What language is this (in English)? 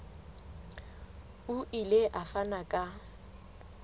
Southern Sotho